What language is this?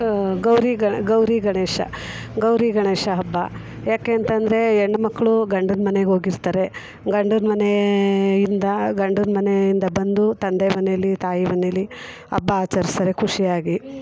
Kannada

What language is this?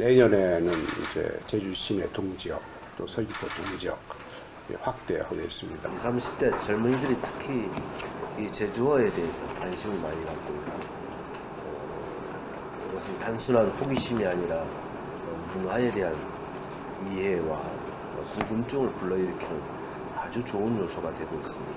Korean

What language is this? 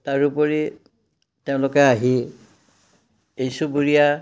Assamese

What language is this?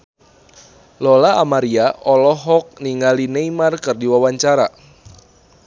Sundanese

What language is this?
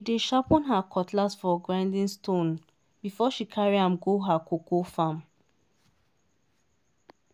Nigerian Pidgin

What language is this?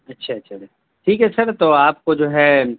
Urdu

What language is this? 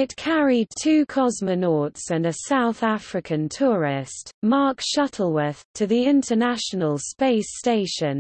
English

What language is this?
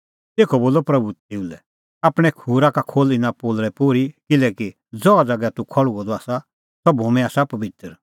Kullu Pahari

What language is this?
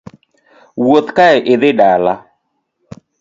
Luo (Kenya and Tanzania)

